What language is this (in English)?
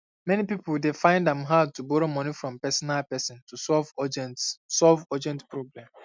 Nigerian Pidgin